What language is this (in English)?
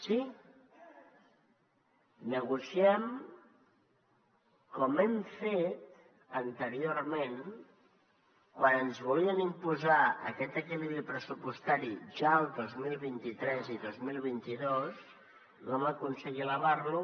Catalan